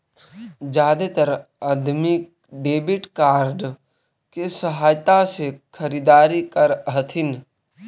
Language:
Magahi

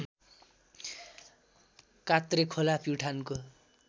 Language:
Nepali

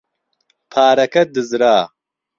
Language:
Central Kurdish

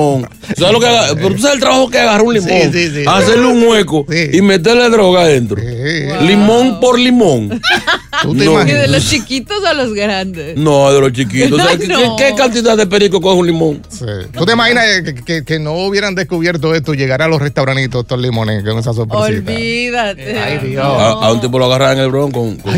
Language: Spanish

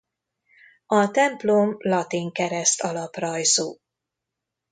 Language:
Hungarian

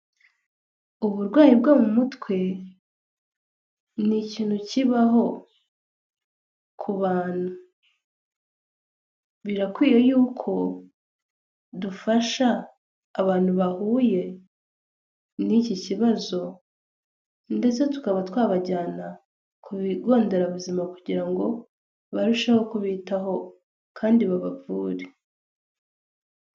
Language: Kinyarwanda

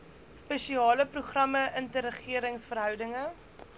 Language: Afrikaans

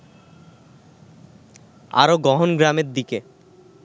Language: Bangla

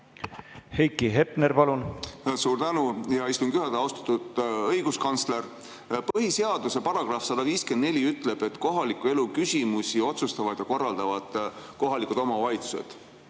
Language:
Estonian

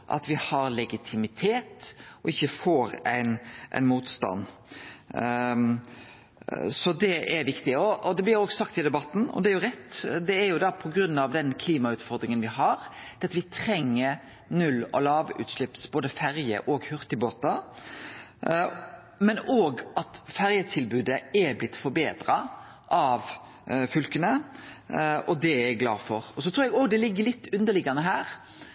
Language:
Norwegian Nynorsk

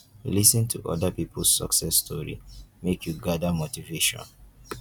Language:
Nigerian Pidgin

